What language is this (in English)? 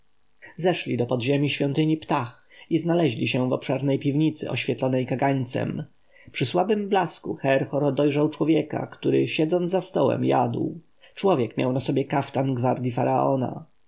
Polish